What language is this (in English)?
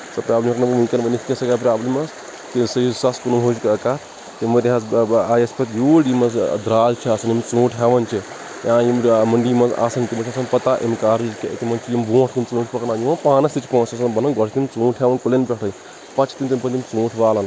Kashmiri